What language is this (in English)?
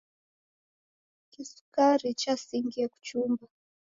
Taita